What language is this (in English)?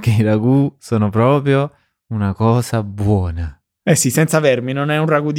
Italian